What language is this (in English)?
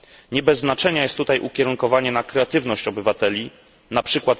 Polish